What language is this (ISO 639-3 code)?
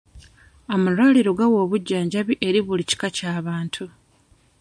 lug